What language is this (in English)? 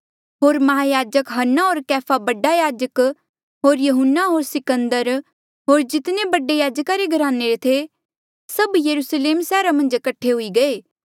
Mandeali